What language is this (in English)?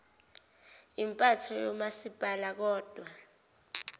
Zulu